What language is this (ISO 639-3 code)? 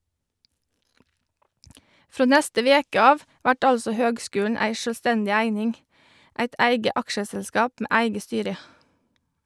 nor